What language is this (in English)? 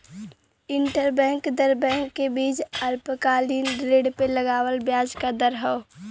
Bhojpuri